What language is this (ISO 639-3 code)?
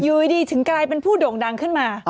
tha